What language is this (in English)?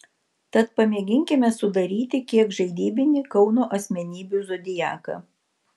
Lithuanian